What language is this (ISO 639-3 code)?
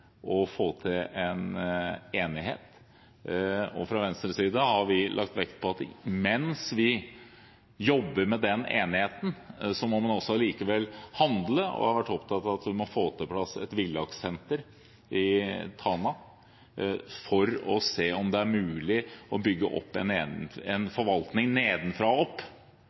nob